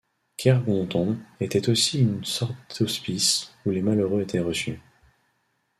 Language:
French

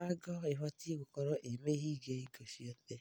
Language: Kikuyu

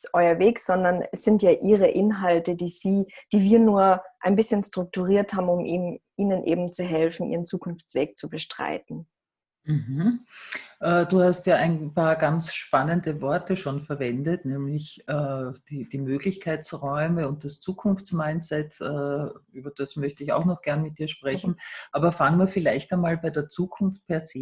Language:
German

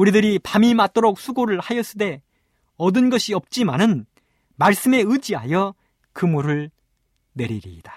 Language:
Korean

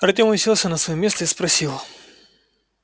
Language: Russian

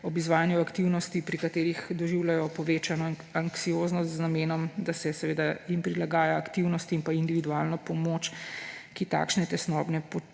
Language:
Slovenian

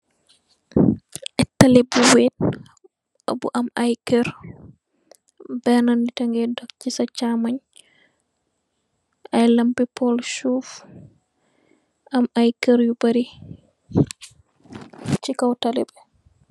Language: Wolof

